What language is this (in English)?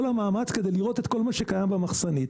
Hebrew